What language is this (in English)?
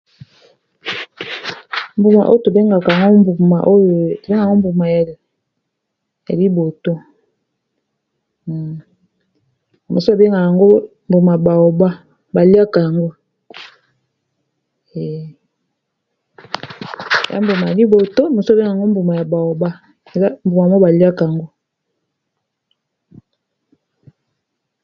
Lingala